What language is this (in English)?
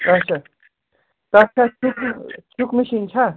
Kashmiri